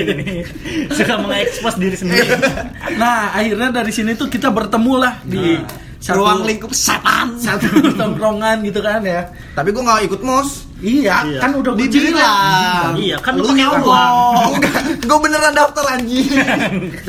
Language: Indonesian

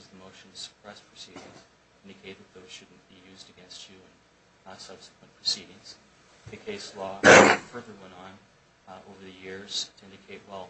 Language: English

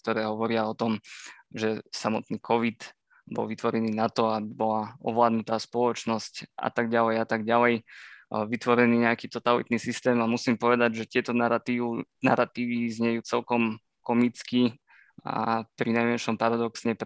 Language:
Slovak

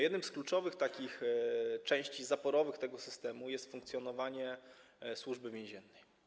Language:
Polish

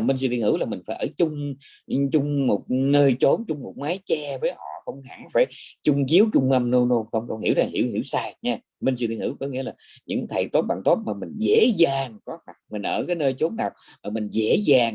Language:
Vietnamese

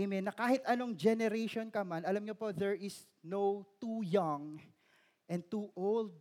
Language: Filipino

